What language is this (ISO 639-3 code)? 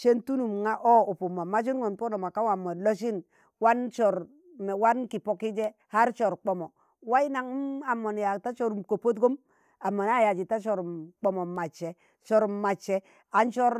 tan